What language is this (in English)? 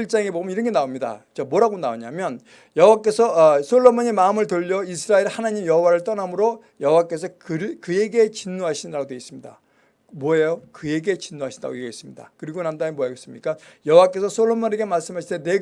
Korean